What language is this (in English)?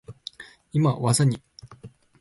Japanese